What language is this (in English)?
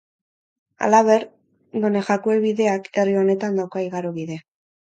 Basque